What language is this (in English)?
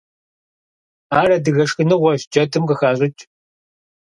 Kabardian